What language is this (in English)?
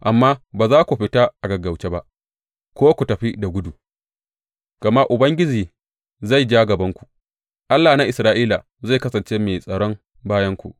Hausa